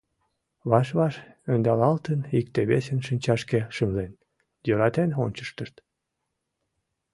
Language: Mari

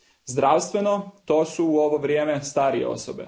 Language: Croatian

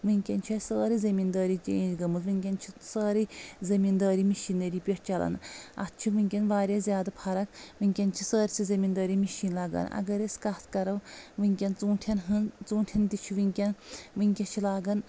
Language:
Kashmiri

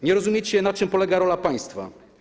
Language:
Polish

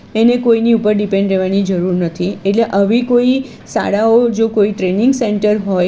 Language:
Gujarati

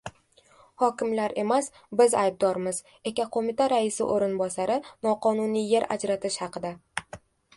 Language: Uzbek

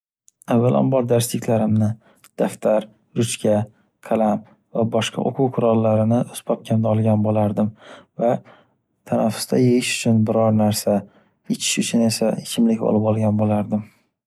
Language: Uzbek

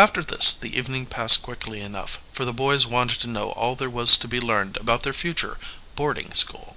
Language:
English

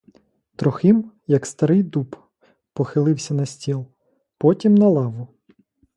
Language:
Ukrainian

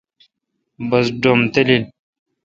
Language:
Kalkoti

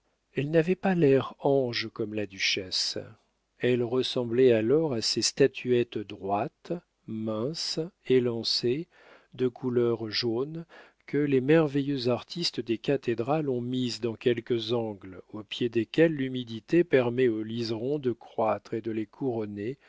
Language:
French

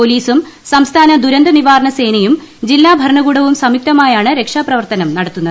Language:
Malayalam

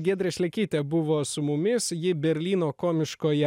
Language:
Lithuanian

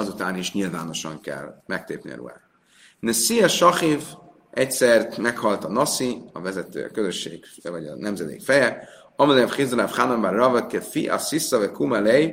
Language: Hungarian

